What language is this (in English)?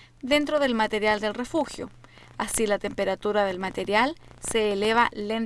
Spanish